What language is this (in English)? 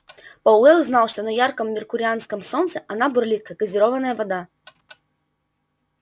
Russian